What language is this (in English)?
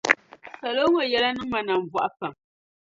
Dagbani